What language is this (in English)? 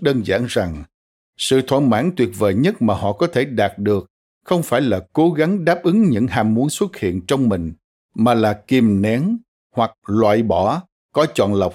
Vietnamese